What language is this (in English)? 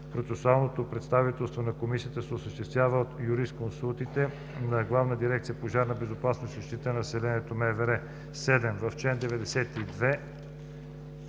Bulgarian